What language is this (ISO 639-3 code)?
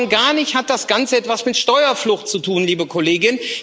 deu